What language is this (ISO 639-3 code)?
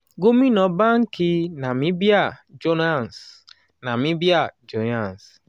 yor